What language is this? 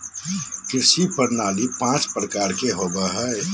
Magahi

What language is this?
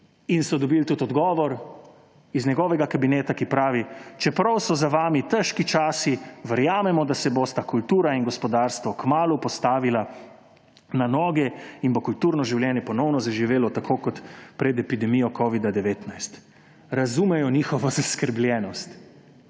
Slovenian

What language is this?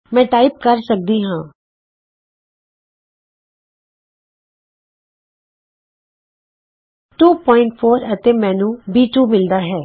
Punjabi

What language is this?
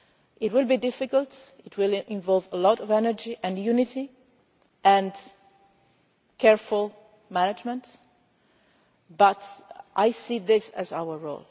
English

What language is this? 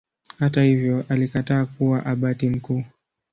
Swahili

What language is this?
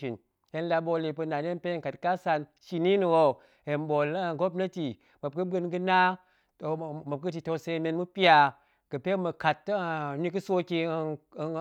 Goemai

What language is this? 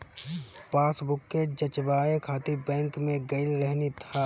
Bhojpuri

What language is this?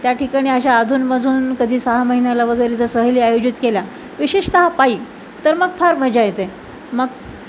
Marathi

